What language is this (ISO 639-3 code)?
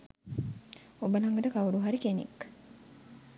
sin